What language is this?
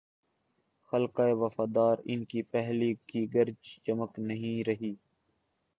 Urdu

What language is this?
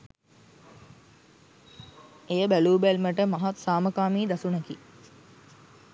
Sinhala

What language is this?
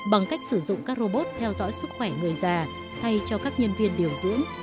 Vietnamese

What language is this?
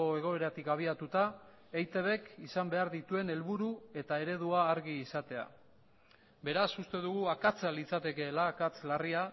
Basque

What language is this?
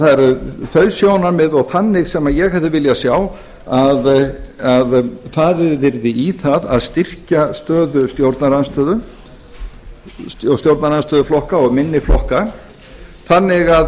Icelandic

